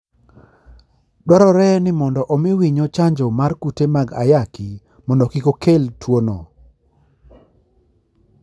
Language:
Luo (Kenya and Tanzania)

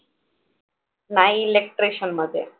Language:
Marathi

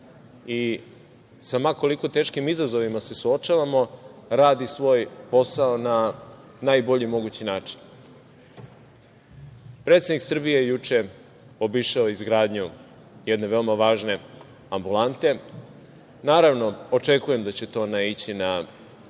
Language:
Serbian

